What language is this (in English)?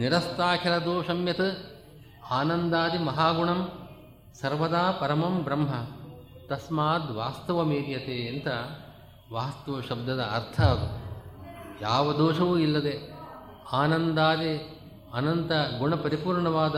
Kannada